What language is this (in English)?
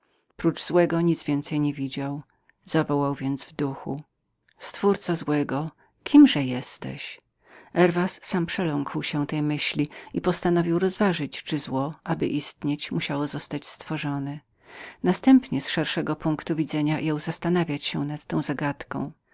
Polish